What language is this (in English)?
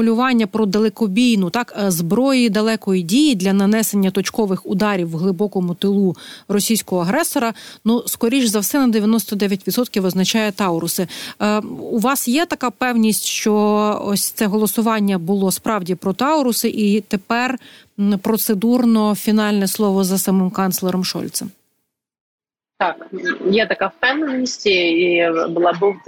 Ukrainian